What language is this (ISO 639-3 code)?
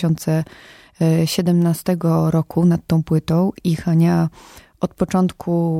pol